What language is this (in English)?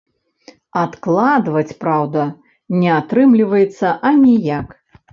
Belarusian